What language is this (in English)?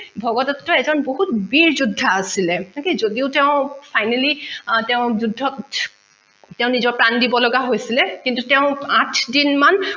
Assamese